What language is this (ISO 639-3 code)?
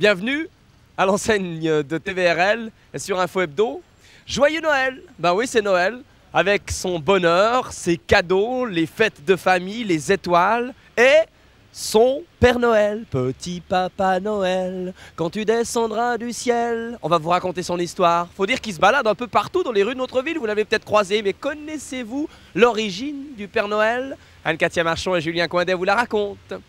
fra